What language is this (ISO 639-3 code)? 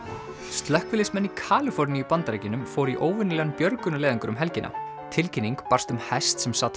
isl